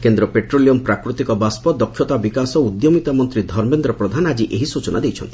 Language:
Odia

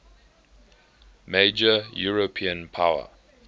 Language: English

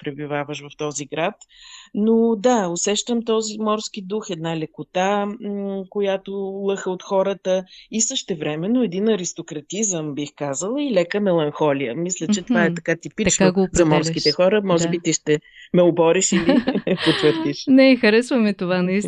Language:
Bulgarian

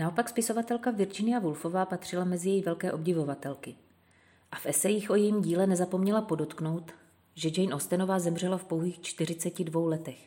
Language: Czech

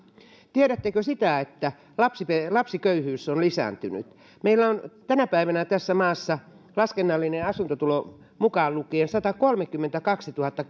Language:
Finnish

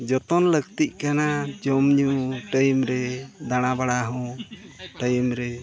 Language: Santali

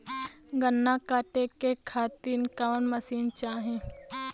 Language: Bhojpuri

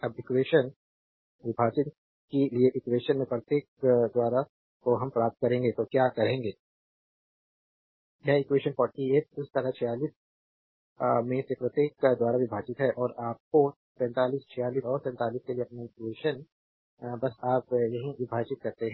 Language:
Hindi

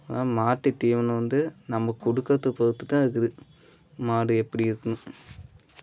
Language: Tamil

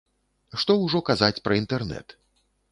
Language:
Belarusian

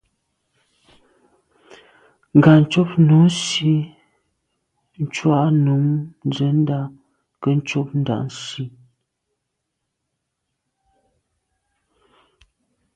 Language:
Medumba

